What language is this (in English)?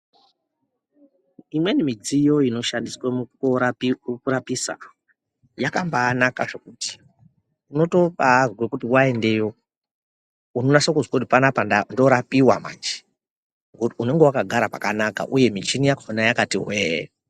Ndau